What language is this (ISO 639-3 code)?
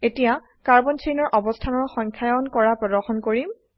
asm